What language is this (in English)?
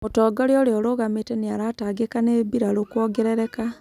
Kikuyu